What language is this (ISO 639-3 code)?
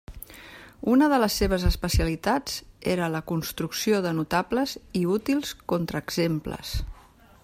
cat